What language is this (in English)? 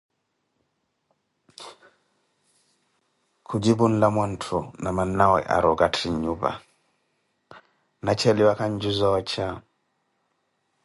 Koti